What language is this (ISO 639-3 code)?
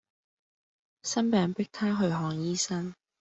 yue